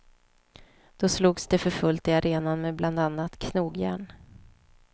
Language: Swedish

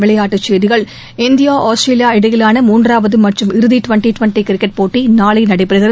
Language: Tamil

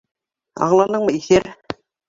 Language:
Bashkir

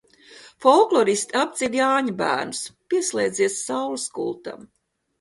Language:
Latvian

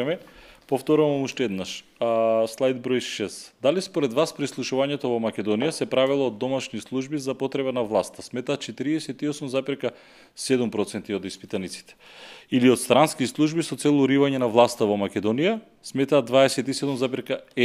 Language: Macedonian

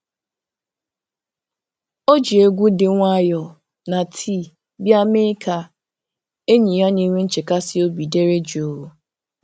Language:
Igbo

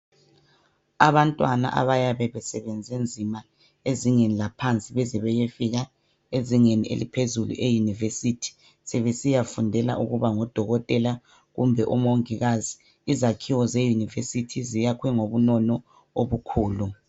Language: North Ndebele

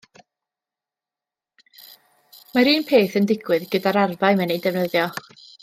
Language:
Welsh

